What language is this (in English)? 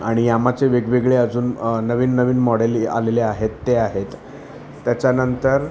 Marathi